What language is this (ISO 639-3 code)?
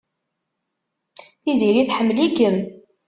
kab